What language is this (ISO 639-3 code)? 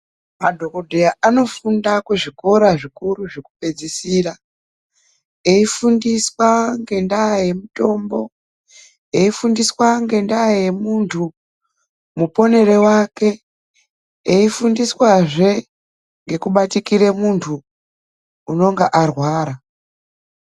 ndc